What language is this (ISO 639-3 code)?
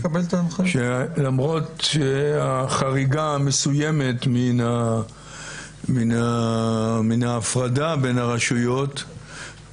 heb